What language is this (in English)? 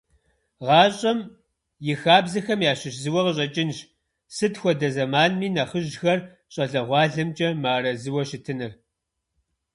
Kabardian